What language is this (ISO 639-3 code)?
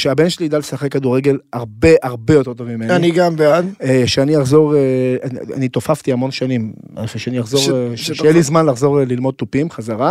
heb